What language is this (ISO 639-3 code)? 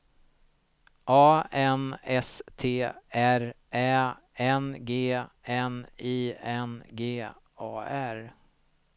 swe